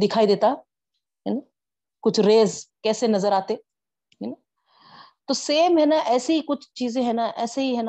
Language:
Urdu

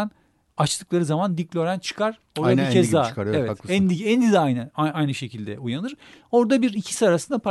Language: Turkish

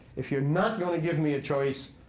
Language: English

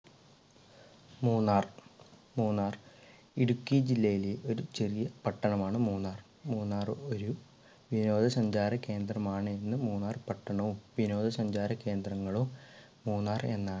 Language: Malayalam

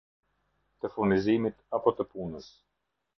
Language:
Albanian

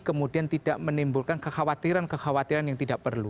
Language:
Indonesian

